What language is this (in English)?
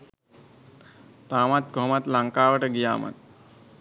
Sinhala